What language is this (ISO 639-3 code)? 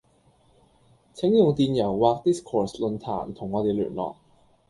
yue